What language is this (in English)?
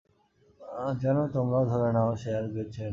Bangla